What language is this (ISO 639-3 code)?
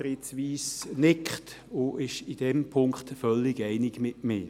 gsw